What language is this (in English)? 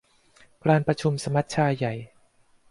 Thai